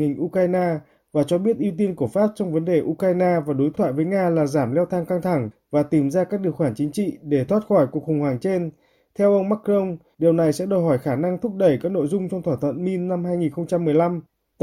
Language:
Vietnamese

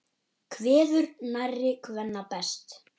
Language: Icelandic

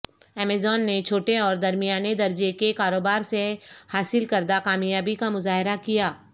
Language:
Urdu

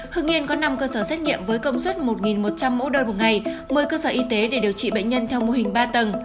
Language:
Vietnamese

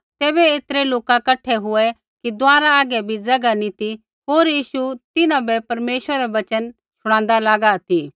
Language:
Kullu Pahari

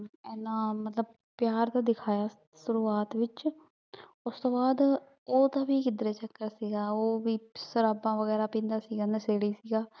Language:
Punjabi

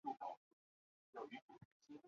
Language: Chinese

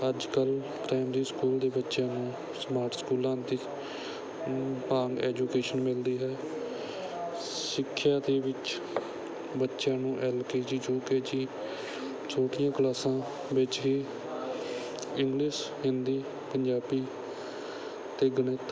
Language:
Punjabi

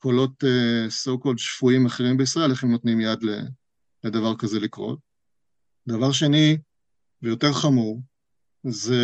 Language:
Hebrew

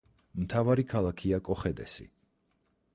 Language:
Georgian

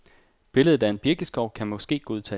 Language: Danish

